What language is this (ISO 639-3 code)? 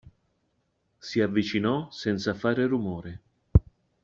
ita